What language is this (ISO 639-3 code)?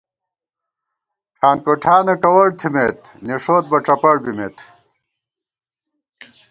gwt